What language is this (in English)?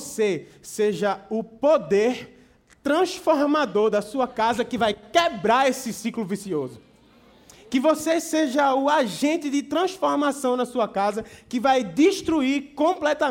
Portuguese